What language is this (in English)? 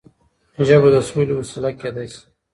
Pashto